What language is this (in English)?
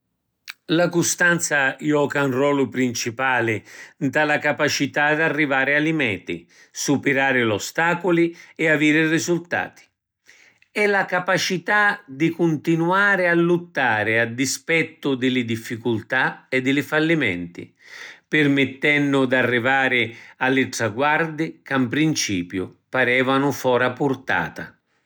Sicilian